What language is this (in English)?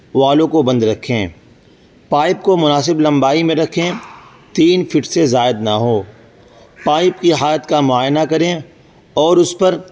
Urdu